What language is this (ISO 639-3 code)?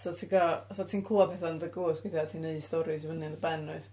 cym